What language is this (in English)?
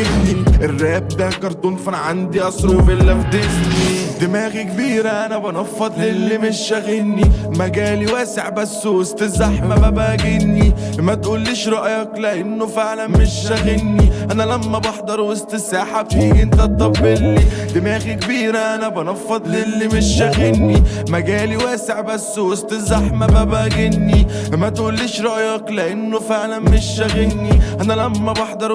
Arabic